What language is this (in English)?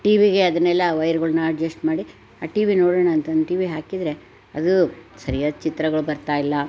Kannada